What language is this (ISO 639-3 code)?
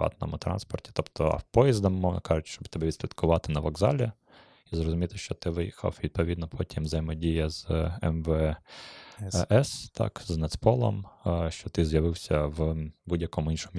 ukr